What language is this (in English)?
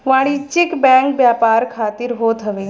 Bhojpuri